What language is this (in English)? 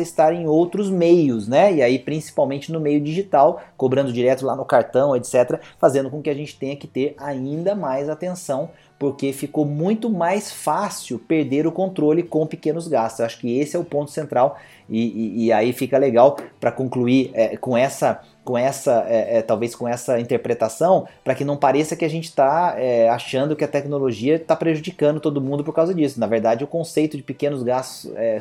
Portuguese